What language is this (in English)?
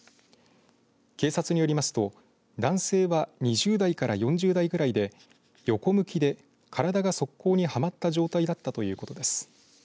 Japanese